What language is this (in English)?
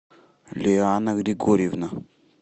Russian